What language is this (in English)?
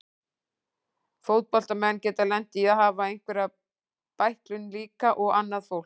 Icelandic